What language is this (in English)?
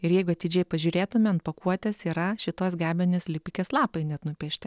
Lithuanian